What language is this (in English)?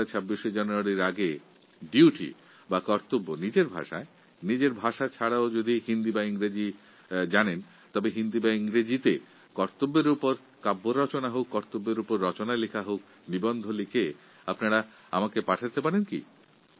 Bangla